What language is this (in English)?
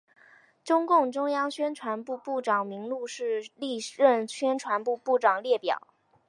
Chinese